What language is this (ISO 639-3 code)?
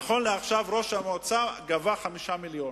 heb